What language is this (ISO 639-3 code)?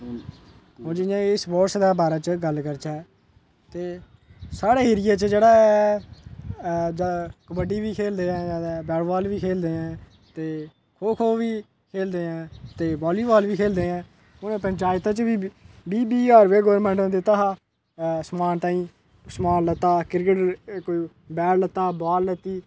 doi